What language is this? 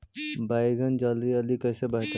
Magahi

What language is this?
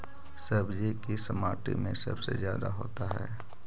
Magahi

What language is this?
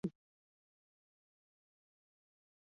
Basque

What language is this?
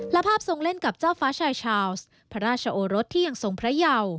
Thai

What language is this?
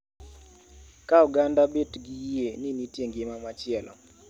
Luo (Kenya and Tanzania)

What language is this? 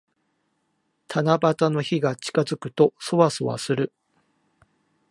Japanese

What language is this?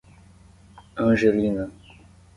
Portuguese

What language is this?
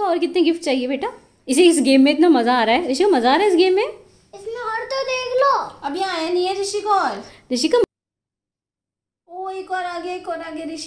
Hindi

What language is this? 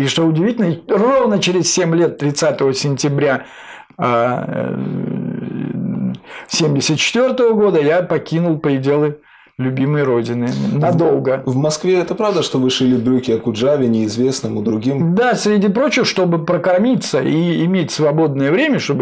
Russian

